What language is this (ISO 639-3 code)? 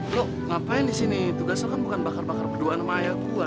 ind